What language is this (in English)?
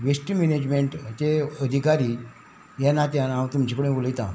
Konkani